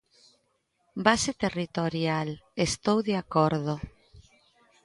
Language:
Galician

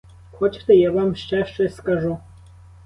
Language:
Ukrainian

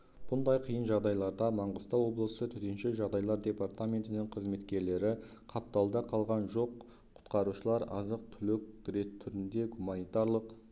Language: Kazakh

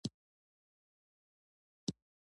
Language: Pashto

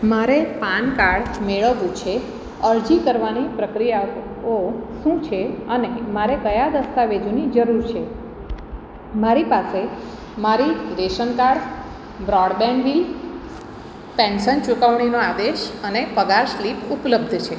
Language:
Gujarati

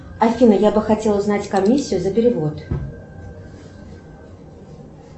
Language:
Russian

